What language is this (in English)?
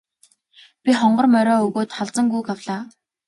Mongolian